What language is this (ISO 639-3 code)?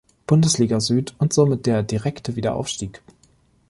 deu